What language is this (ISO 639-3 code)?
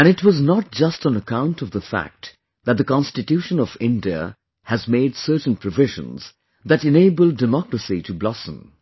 eng